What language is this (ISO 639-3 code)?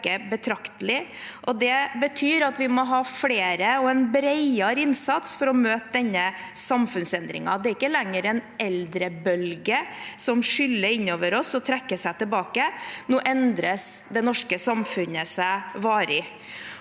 nor